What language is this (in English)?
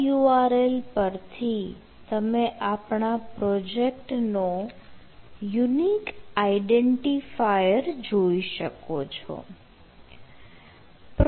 Gujarati